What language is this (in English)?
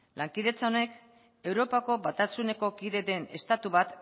Basque